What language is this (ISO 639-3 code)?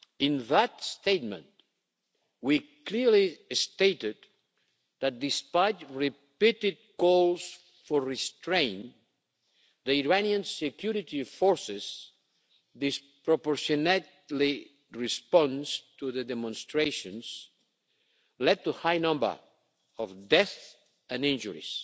eng